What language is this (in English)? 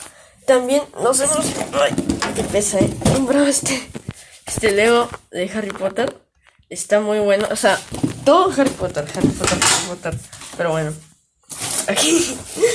Spanish